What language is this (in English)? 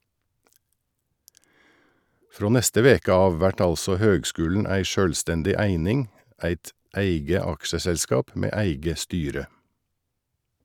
Norwegian